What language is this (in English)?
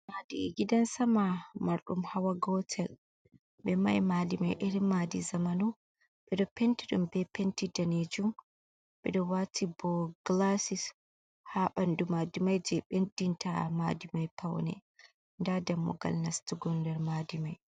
Fula